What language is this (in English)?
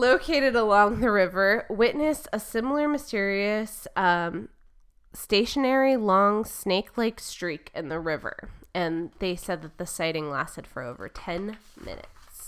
English